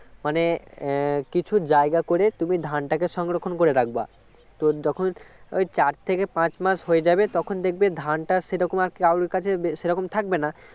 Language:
Bangla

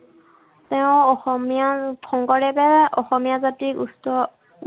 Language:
Assamese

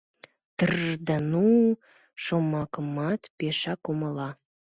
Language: Mari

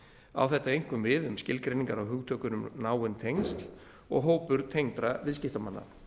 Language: Icelandic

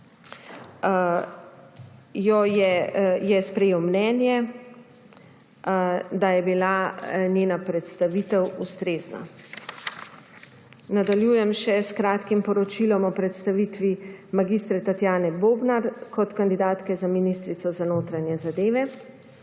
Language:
Slovenian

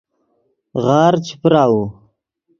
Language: Yidgha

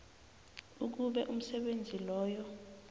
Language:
South Ndebele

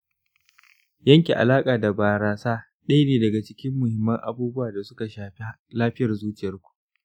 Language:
Hausa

